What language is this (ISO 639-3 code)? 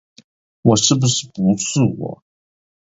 zho